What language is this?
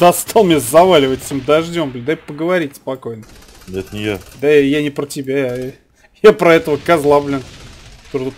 Russian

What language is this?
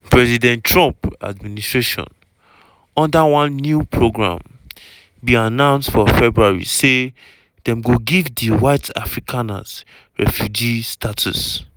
Nigerian Pidgin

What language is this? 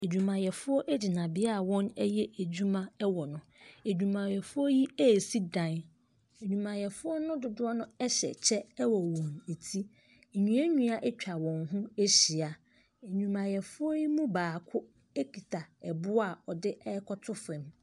Akan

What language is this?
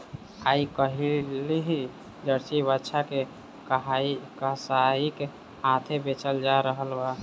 Maithili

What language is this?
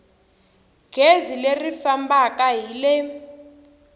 Tsonga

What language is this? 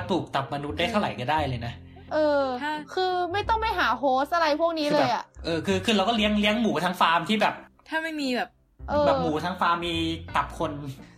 Thai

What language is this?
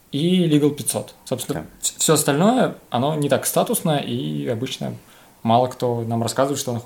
Russian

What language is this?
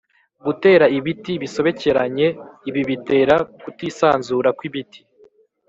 Kinyarwanda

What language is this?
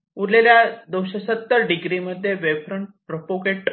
Marathi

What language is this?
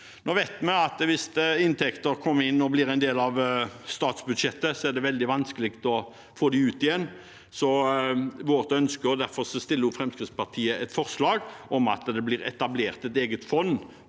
Norwegian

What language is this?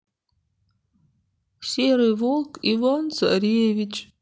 Russian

